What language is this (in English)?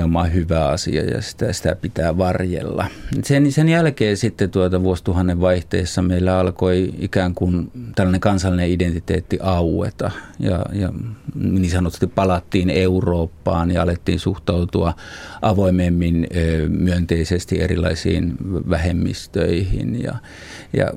Finnish